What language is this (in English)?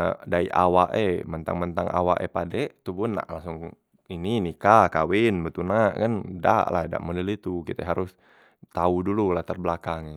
Musi